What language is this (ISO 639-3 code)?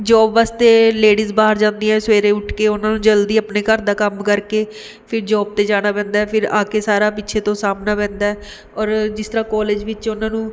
pan